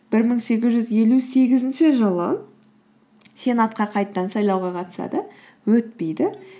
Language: Kazakh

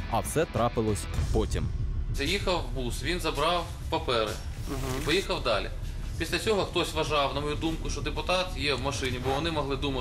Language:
Ukrainian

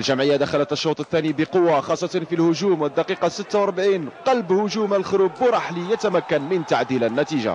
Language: Arabic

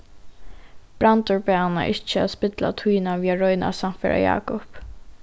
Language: Faroese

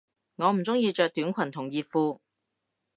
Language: Cantonese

